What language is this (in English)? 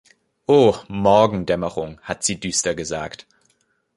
German